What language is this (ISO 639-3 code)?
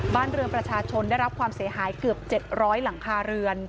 tha